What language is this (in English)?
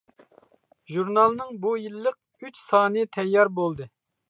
Uyghur